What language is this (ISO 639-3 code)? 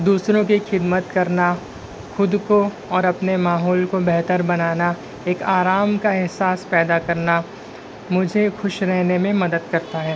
urd